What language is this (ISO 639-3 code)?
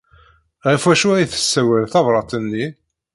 kab